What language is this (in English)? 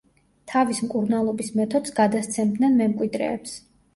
Georgian